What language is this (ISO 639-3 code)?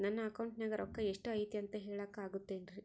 kan